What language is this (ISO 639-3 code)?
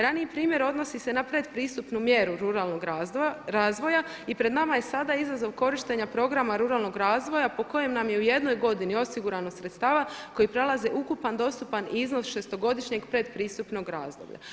hrv